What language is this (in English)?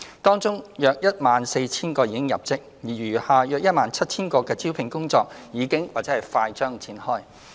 Cantonese